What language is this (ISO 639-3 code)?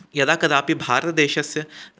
san